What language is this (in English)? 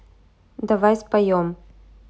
Russian